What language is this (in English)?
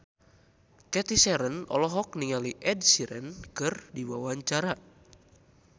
Sundanese